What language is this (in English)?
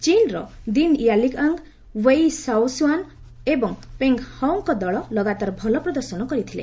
Odia